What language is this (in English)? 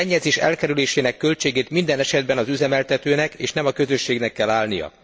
Hungarian